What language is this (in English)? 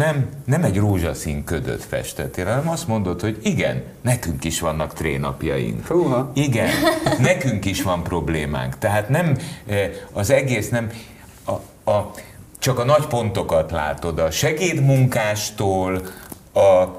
Hungarian